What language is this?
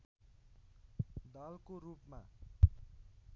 Nepali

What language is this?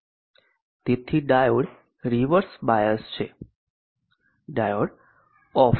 Gujarati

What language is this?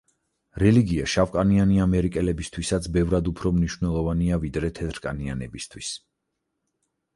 Georgian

